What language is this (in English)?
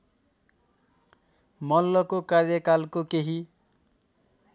Nepali